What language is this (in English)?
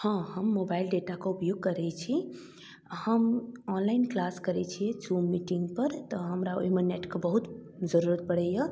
Maithili